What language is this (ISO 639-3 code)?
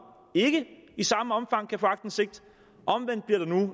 dan